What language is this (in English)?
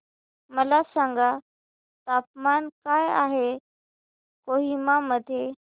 Marathi